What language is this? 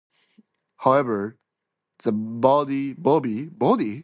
English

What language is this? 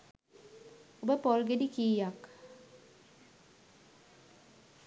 Sinhala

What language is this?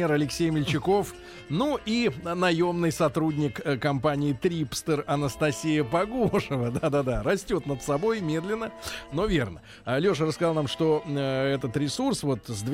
Russian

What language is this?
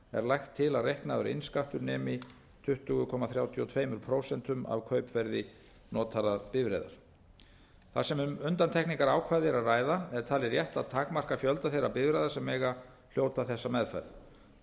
Icelandic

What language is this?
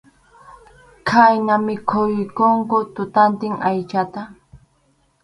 Arequipa-La Unión Quechua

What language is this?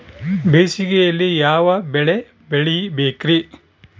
Kannada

